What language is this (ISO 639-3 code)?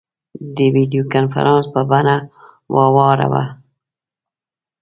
pus